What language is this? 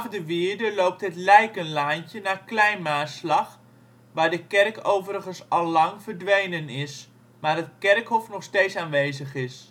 Dutch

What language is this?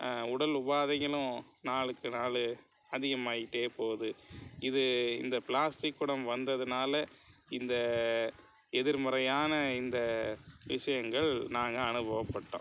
Tamil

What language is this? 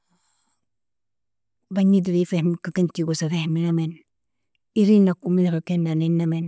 Nobiin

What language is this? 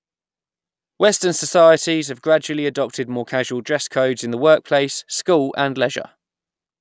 English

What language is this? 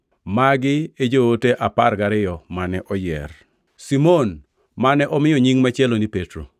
Luo (Kenya and Tanzania)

